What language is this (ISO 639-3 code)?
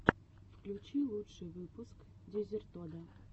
rus